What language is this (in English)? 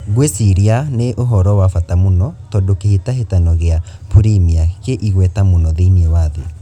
Kikuyu